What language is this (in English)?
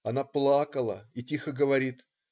Russian